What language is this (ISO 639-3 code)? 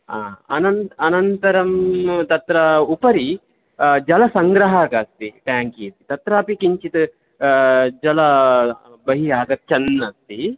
san